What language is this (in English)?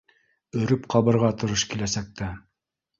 Bashkir